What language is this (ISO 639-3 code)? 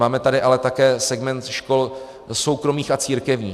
ces